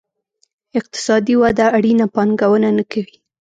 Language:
Pashto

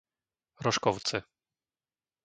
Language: Slovak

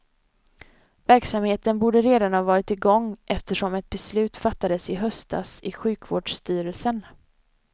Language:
Swedish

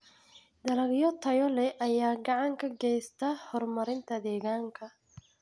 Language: Somali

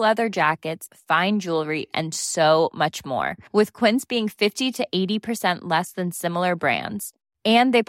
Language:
Danish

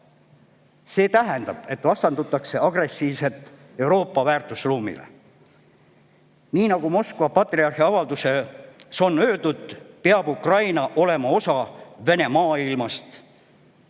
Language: Estonian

